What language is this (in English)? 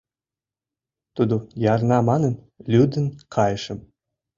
Mari